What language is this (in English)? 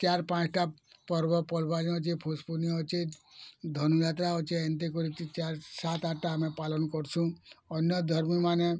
Odia